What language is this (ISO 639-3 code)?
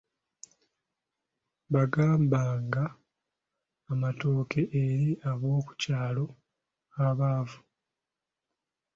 lug